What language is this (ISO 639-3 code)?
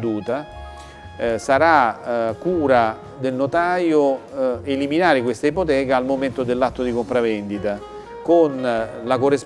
ita